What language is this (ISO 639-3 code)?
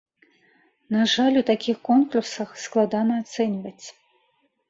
bel